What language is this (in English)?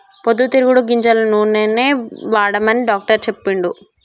Telugu